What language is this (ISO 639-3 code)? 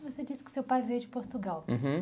por